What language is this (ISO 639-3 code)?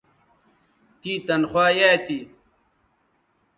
btv